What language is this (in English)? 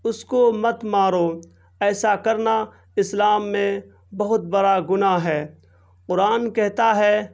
Urdu